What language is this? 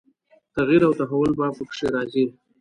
Pashto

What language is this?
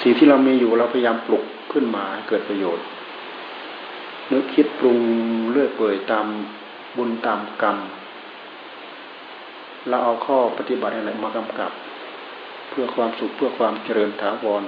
Thai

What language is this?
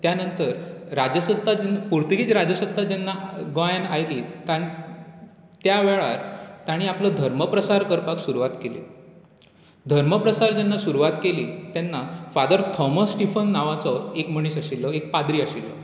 Konkani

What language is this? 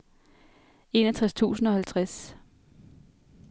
Danish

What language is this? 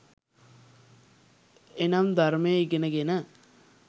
Sinhala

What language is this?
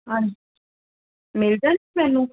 Punjabi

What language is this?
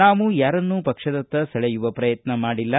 Kannada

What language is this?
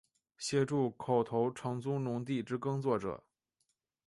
Chinese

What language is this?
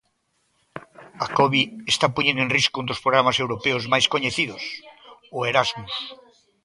Galician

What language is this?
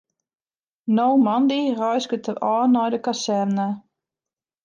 Western Frisian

